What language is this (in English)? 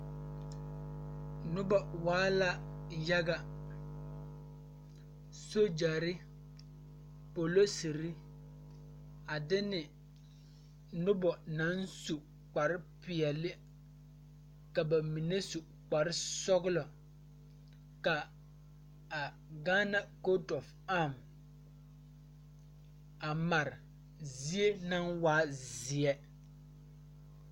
Southern Dagaare